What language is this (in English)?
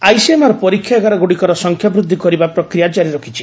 Odia